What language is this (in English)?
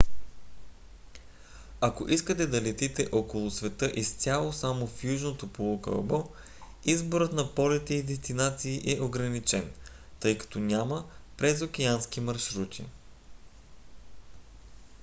Bulgarian